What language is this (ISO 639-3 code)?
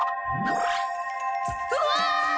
jpn